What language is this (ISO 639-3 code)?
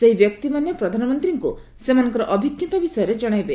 ori